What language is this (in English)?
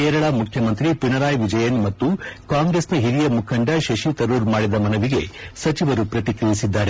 Kannada